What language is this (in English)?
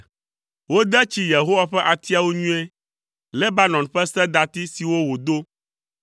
Ewe